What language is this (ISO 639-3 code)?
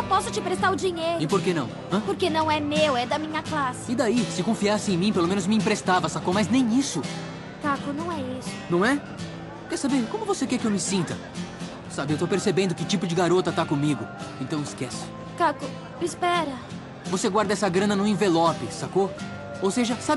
por